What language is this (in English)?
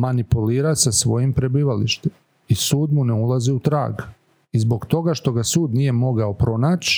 Croatian